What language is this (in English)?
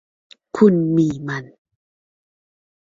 Thai